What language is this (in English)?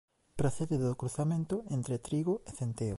Galician